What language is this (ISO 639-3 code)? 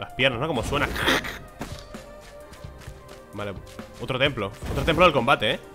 spa